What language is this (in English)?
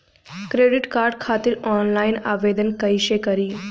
Bhojpuri